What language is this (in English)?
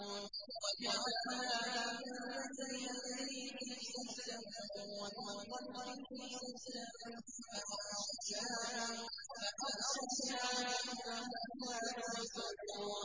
Arabic